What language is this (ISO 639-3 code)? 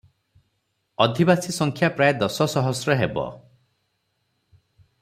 ori